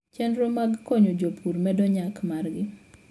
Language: Luo (Kenya and Tanzania)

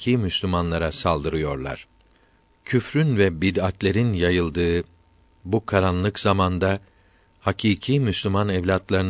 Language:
Turkish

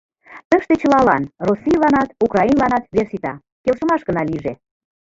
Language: Mari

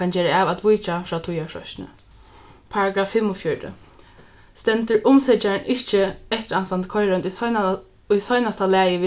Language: Faroese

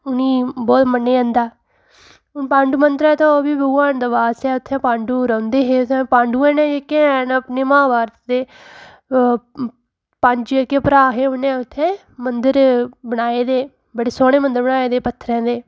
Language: Dogri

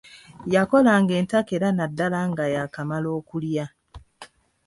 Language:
Ganda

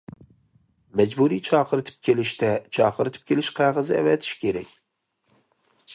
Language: Uyghur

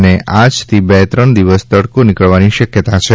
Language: Gujarati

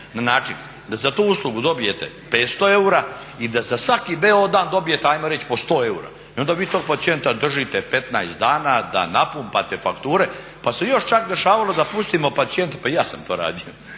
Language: Croatian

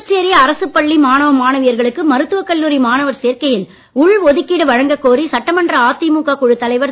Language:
Tamil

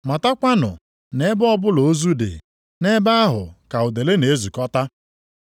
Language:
Igbo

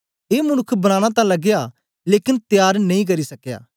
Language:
Dogri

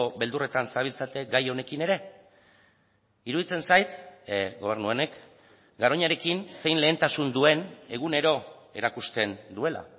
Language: Basque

